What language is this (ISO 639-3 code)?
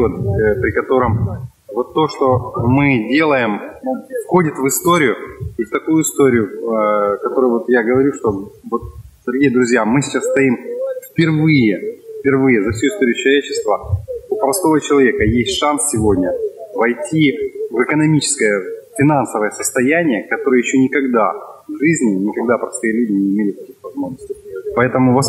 rus